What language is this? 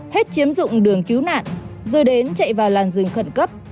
Vietnamese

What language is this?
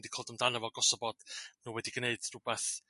Welsh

